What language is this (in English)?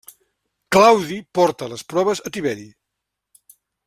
Catalan